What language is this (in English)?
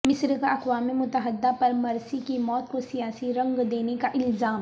Urdu